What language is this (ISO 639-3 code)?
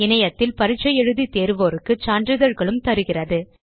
tam